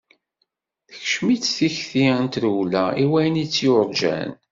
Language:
Kabyle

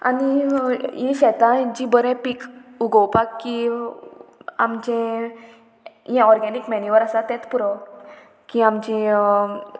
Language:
Konkani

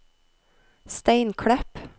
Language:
Norwegian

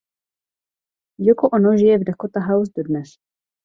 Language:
Czech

